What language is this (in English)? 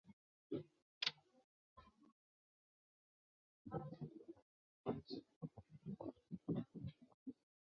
Chinese